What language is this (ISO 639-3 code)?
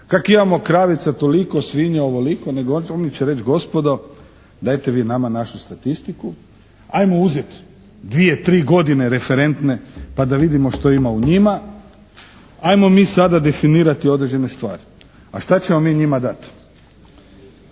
hrv